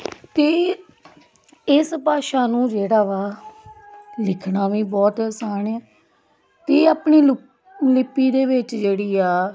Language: Punjabi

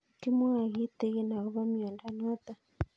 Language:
Kalenjin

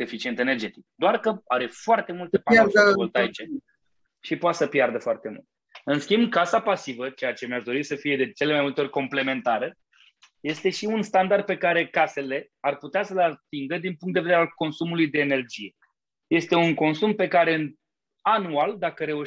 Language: Romanian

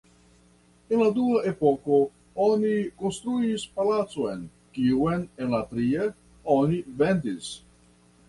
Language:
Esperanto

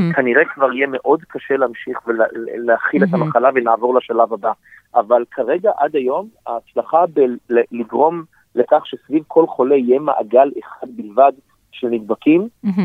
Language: Hebrew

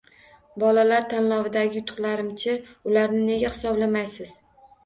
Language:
Uzbek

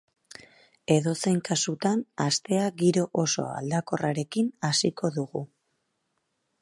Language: Basque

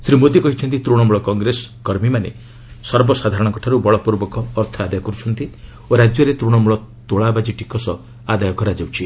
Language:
Odia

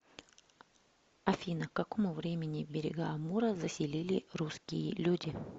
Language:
Russian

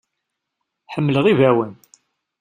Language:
Kabyle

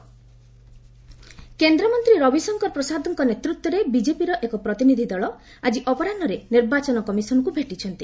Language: Odia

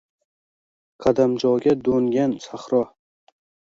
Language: Uzbek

